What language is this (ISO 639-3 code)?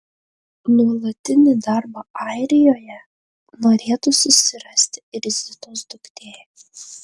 lit